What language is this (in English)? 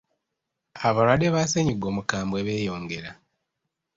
Ganda